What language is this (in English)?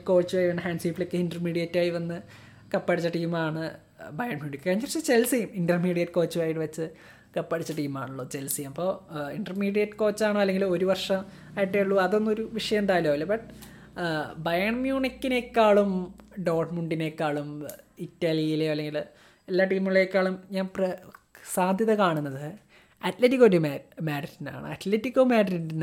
Malayalam